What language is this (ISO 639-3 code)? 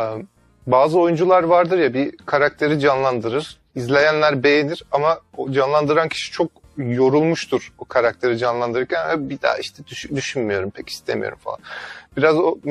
tur